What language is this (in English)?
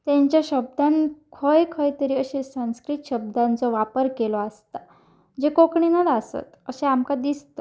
Konkani